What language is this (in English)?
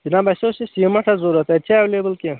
Kashmiri